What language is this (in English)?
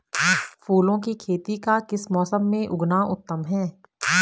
Hindi